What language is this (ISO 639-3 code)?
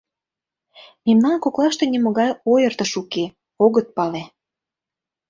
chm